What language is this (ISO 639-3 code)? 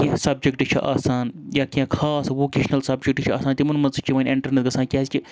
kas